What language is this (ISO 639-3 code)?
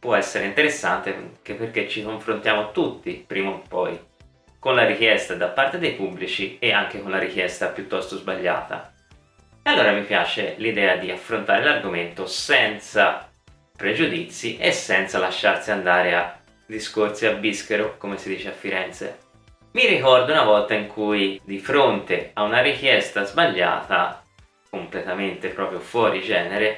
ita